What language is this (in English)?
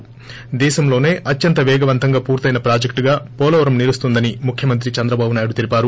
Telugu